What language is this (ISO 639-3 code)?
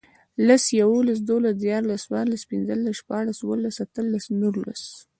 pus